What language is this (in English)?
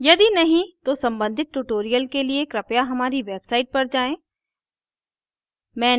Hindi